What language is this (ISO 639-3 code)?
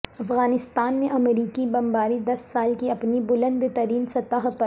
urd